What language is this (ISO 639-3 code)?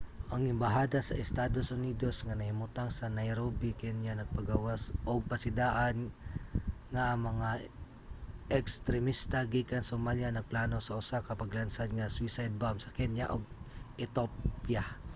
ceb